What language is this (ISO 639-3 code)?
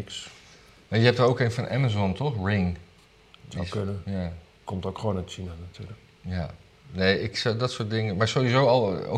nld